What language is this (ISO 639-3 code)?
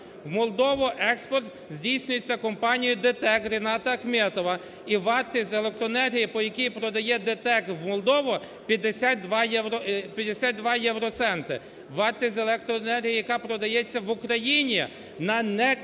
ukr